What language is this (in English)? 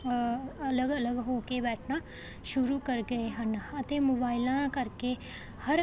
Punjabi